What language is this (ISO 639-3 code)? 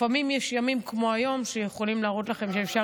heb